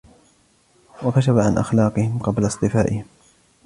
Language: Arabic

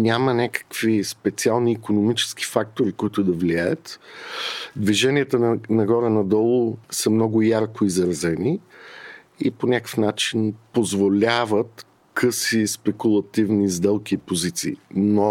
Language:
Bulgarian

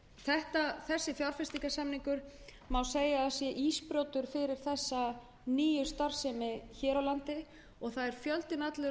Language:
Icelandic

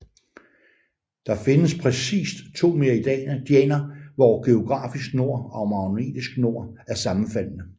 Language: Danish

